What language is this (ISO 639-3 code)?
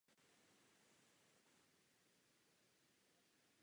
ces